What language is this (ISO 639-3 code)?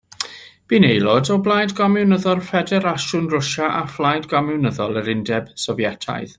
cym